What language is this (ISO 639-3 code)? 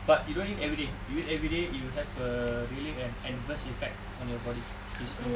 eng